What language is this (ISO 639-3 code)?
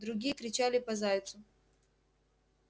rus